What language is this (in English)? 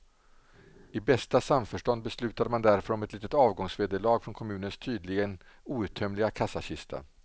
Swedish